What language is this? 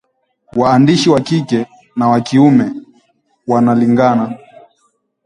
Swahili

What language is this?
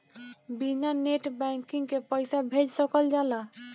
Bhojpuri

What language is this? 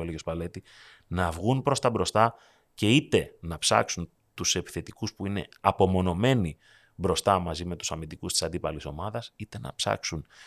Greek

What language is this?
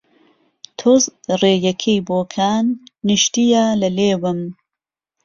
Central Kurdish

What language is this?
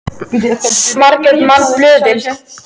Icelandic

